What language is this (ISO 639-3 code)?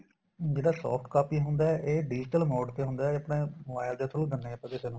pan